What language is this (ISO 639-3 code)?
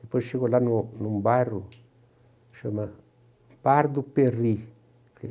por